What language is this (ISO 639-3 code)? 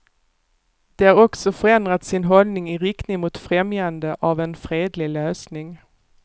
swe